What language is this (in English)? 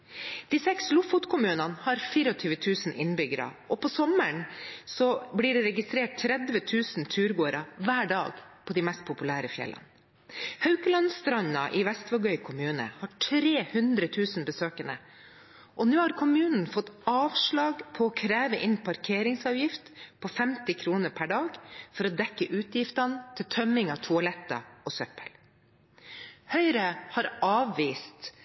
Norwegian Bokmål